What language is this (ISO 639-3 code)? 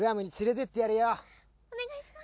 jpn